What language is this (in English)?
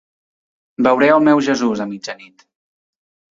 Catalan